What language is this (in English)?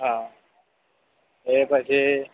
Gujarati